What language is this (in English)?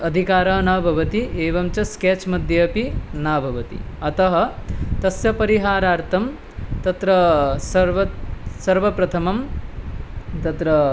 Sanskrit